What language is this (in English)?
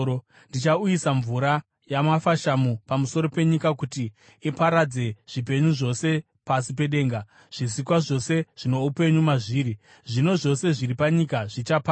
Shona